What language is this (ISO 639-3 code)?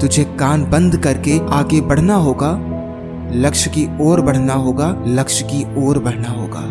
hin